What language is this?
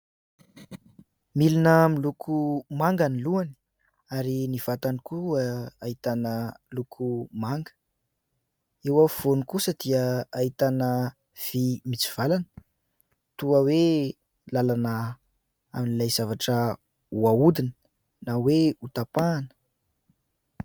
Malagasy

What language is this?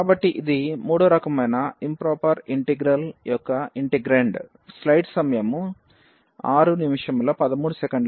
Telugu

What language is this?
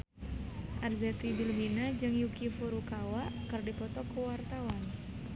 Sundanese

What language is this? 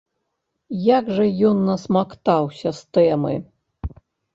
Belarusian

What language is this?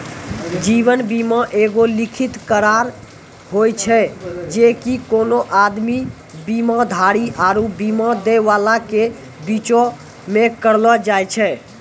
Maithili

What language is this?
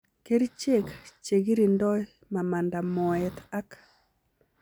Kalenjin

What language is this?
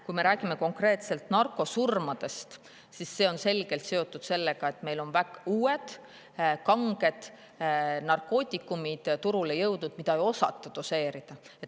Estonian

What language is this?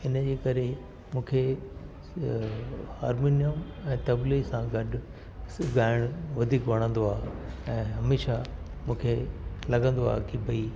Sindhi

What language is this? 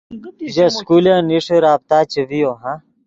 Yidgha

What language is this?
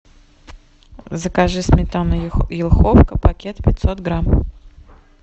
Russian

